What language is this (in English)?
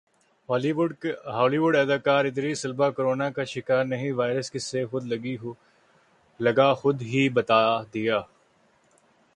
Urdu